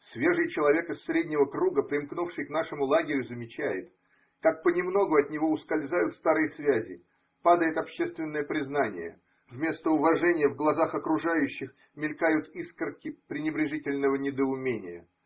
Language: Russian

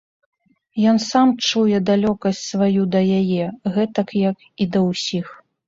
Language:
Belarusian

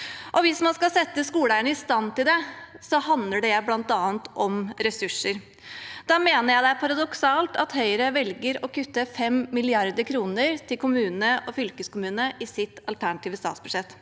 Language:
Norwegian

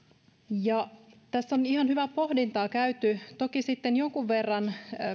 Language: Finnish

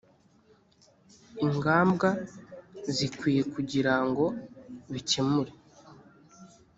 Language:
Kinyarwanda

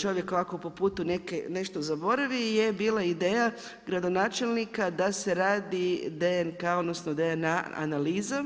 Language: Croatian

